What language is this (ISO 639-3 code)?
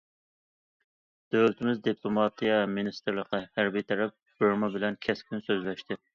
uig